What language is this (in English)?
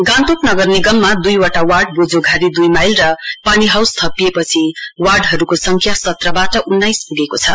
Nepali